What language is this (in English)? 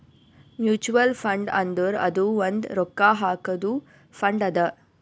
Kannada